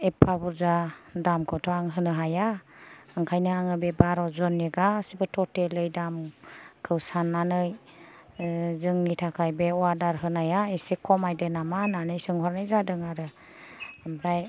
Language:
Bodo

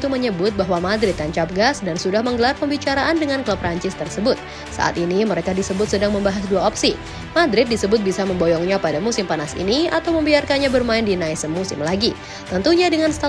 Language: Indonesian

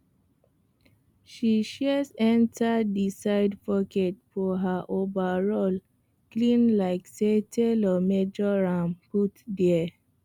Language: Nigerian Pidgin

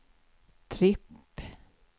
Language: Swedish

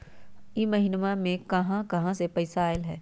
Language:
Magahi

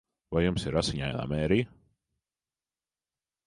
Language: Latvian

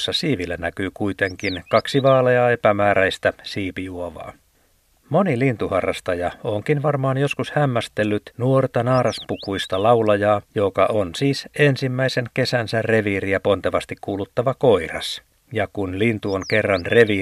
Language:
Finnish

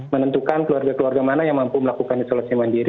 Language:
Indonesian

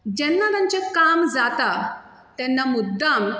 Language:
Konkani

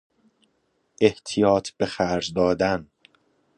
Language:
Persian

